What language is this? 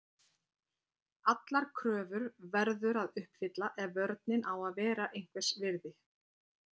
Icelandic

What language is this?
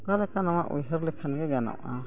Santali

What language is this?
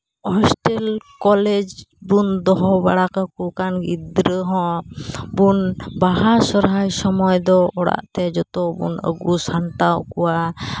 Santali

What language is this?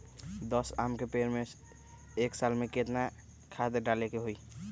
Magahi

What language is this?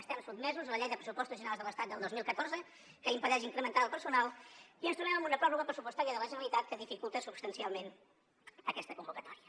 Catalan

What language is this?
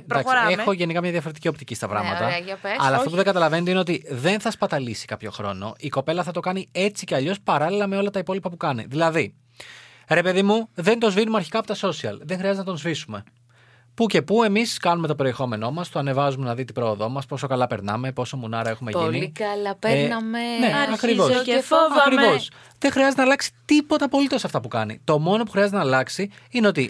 Greek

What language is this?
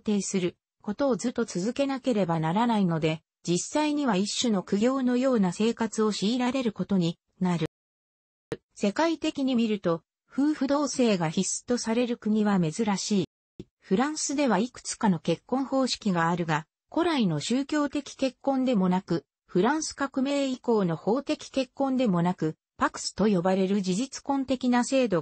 Japanese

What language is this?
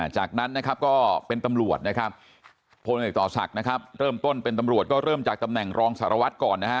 Thai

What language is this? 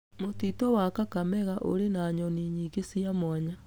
Kikuyu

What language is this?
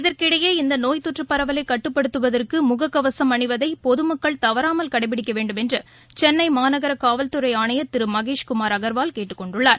Tamil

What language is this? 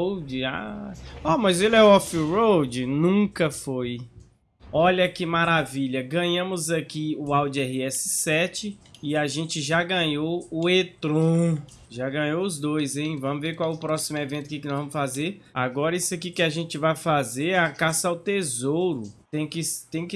Portuguese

